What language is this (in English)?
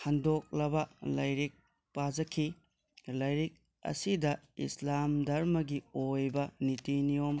Manipuri